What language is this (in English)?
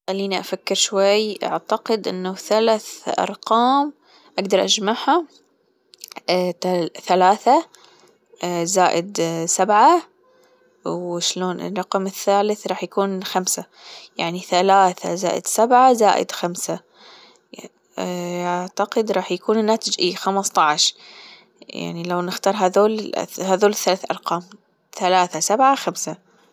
Gulf Arabic